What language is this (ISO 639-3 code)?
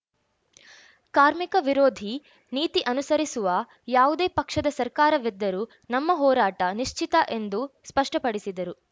kan